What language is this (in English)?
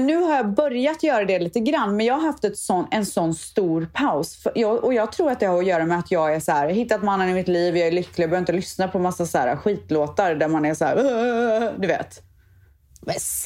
Swedish